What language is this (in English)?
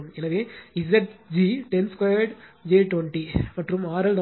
Tamil